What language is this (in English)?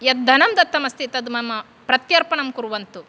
Sanskrit